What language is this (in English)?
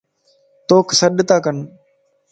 Lasi